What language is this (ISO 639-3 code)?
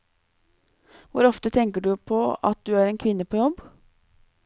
nor